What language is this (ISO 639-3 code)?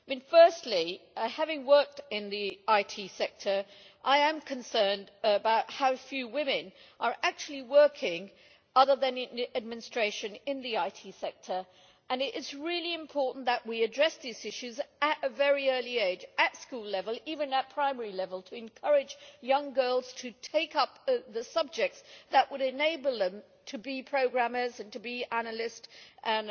eng